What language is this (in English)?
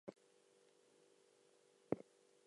English